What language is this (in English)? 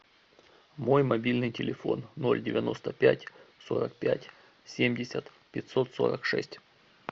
Russian